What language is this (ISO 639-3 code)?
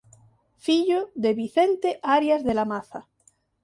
glg